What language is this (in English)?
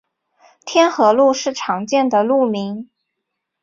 Chinese